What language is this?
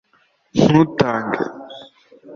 Kinyarwanda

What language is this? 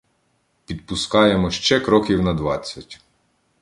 Ukrainian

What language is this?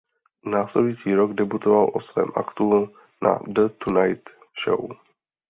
Czech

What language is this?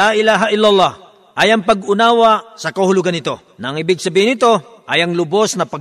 Filipino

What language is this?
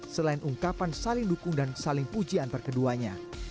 Indonesian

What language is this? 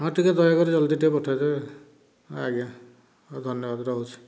Odia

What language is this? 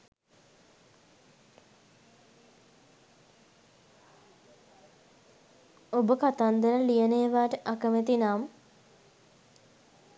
Sinhala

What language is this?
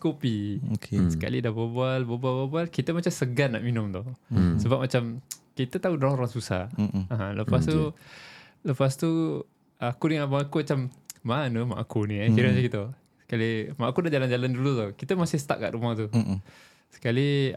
Malay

